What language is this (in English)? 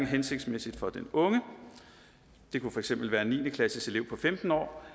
Danish